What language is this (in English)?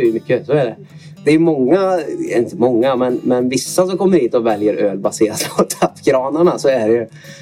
Swedish